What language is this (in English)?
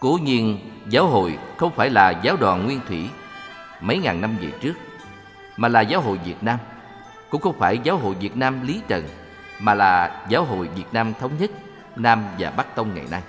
Vietnamese